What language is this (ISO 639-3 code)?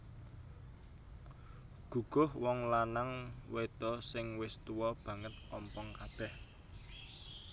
jav